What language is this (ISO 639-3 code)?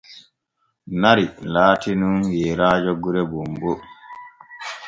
fue